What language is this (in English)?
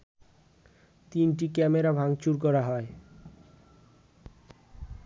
Bangla